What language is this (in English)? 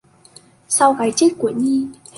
Vietnamese